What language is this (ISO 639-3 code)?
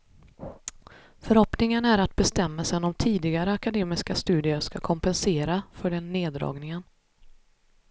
swe